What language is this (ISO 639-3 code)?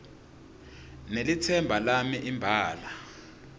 ssw